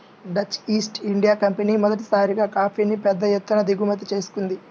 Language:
Telugu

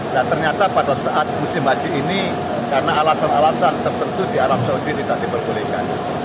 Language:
Indonesian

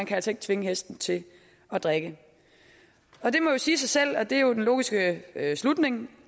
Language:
Danish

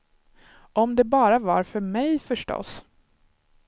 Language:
Swedish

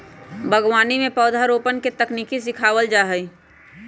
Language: Magahi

